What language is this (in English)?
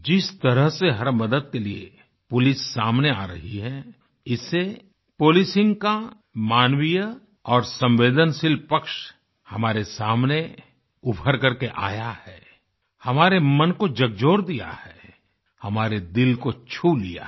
Hindi